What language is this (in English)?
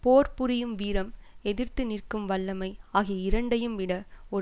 Tamil